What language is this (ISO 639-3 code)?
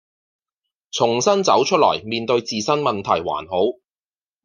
yue